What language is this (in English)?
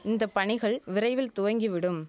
Tamil